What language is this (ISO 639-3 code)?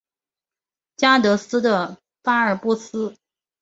zho